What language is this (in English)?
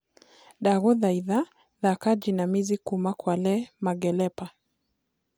Kikuyu